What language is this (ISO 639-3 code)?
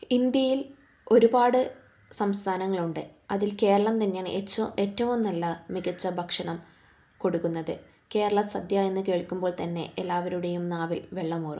mal